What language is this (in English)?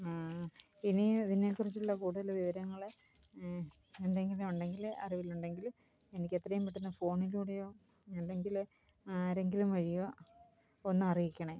Malayalam